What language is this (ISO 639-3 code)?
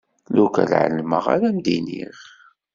kab